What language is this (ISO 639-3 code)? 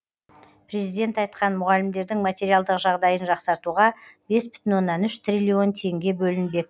kaz